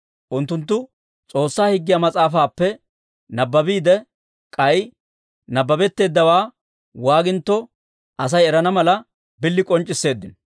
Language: Dawro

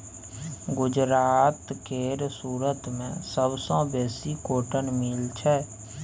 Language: Maithili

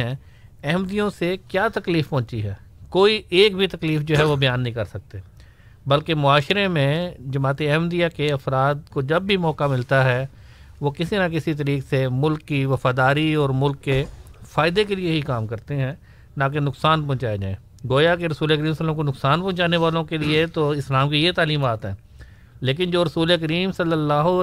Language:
Urdu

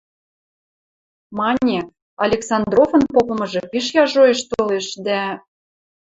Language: Western Mari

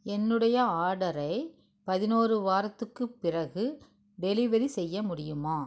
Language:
Tamil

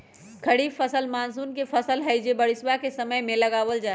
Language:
Magahi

